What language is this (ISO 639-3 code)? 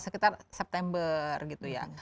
ind